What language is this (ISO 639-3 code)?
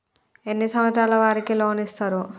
tel